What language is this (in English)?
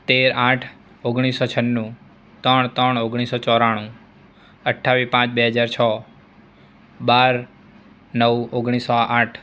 Gujarati